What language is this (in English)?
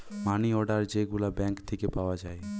Bangla